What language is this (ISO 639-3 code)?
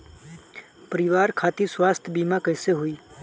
bho